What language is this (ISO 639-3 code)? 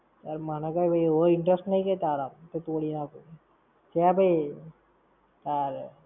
guj